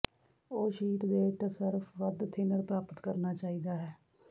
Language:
Punjabi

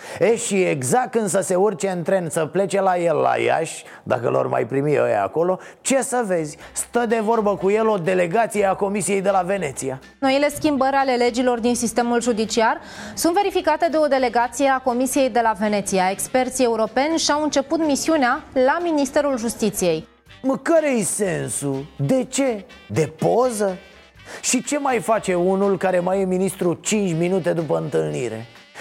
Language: Romanian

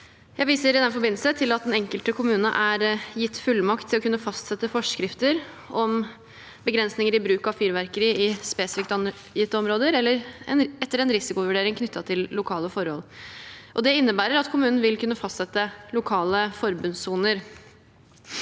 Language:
Norwegian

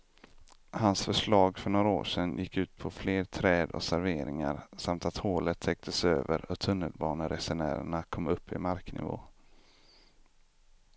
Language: Swedish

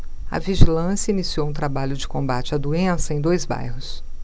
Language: Portuguese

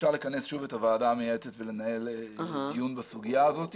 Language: Hebrew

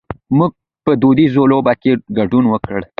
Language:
Pashto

